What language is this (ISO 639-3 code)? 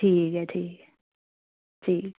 doi